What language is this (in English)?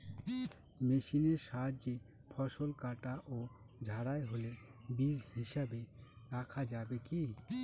Bangla